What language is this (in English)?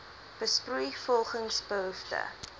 Afrikaans